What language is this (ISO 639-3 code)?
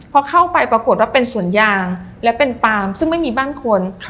tha